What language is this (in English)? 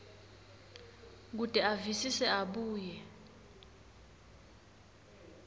Swati